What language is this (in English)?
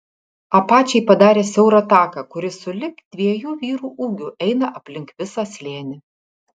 Lithuanian